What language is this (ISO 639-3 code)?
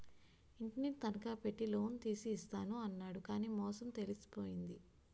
tel